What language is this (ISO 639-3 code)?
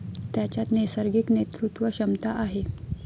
mar